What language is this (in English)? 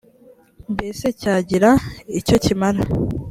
Kinyarwanda